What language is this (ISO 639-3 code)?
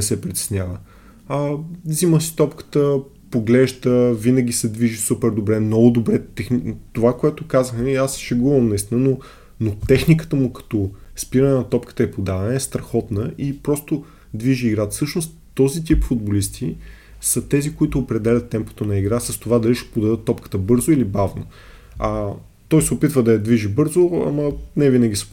bul